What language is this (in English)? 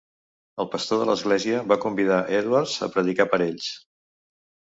Catalan